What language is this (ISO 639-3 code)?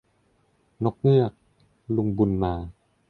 tha